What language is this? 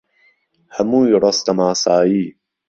Central Kurdish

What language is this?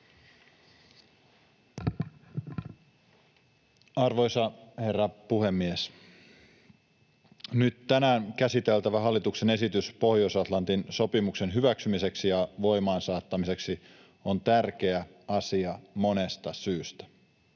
Finnish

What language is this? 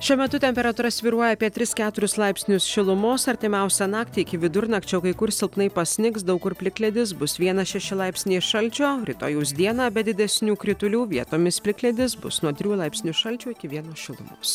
Lithuanian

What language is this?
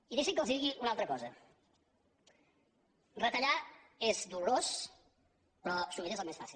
Catalan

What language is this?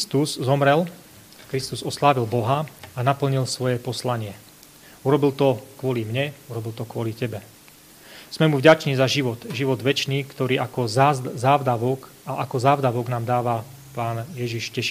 Slovak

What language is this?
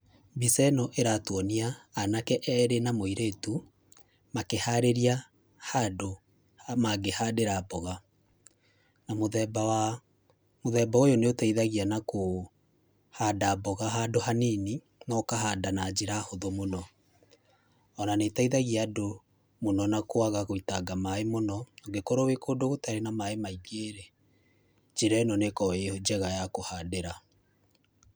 Kikuyu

